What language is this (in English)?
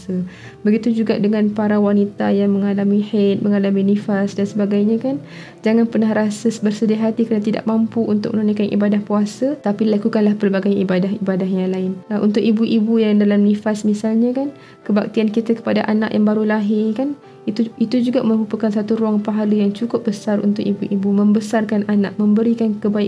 Malay